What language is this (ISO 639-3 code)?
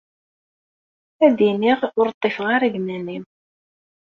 kab